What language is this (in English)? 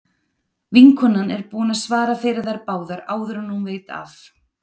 Icelandic